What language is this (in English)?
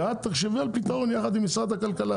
Hebrew